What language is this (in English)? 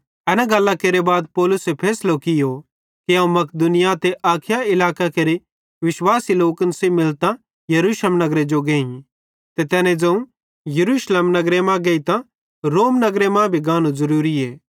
Bhadrawahi